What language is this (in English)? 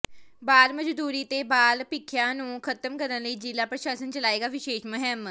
Punjabi